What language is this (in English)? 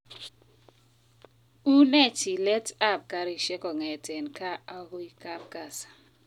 Kalenjin